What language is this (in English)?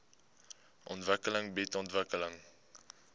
Afrikaans